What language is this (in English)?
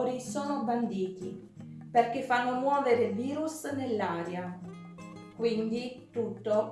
Italian